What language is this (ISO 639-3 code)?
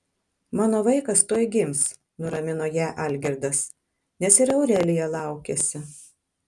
lit